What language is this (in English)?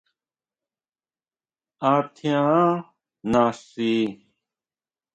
Huautla Mazatec